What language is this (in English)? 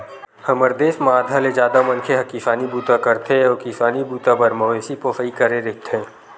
Chhattisgarhi